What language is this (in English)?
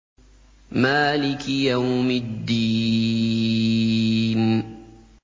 Arabic